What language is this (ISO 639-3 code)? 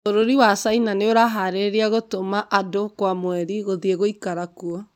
kik